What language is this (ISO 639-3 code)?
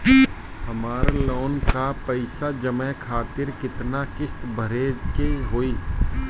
bho